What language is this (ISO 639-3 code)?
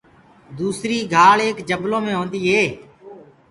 ggg